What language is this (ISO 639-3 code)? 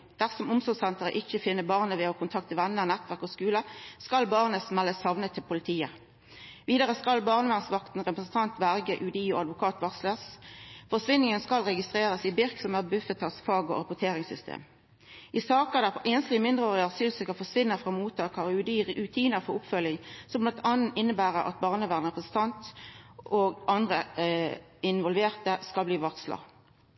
nno